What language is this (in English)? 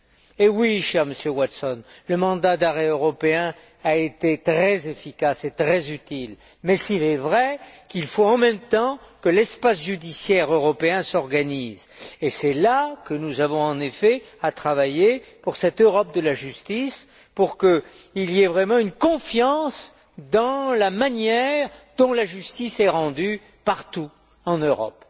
French